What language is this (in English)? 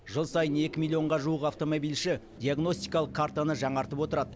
Kazakh